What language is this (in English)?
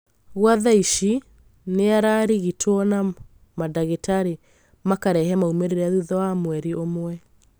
Kikuyu